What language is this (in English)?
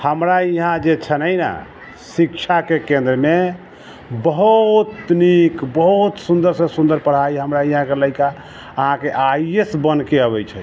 Maithili